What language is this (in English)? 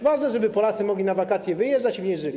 Polish